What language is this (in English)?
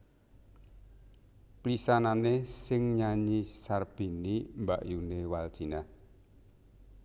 Javanese